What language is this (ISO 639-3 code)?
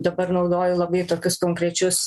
lit